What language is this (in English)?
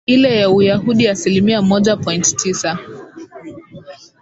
Swahili